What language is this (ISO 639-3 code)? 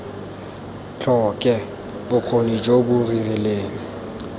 tsn